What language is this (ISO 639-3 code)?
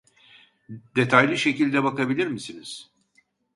tur